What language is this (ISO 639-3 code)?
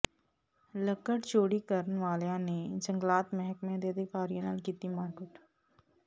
pan